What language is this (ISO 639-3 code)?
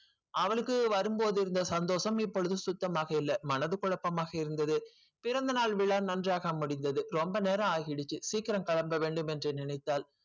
tam